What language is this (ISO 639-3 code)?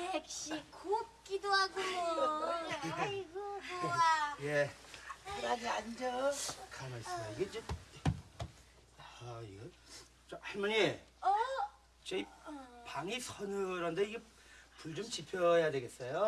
kor